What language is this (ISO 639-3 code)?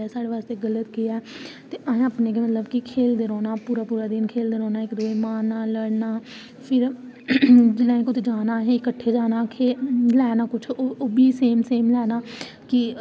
doi